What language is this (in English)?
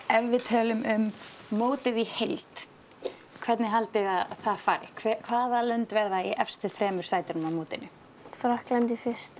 Icelandic